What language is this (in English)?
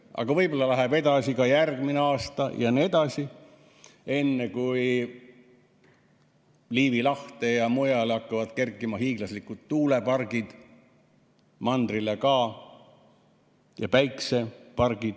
Estonian